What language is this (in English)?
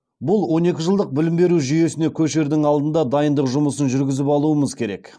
Kazakh